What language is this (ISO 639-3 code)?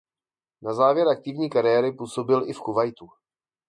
ces